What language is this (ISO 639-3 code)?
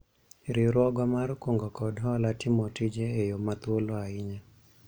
luo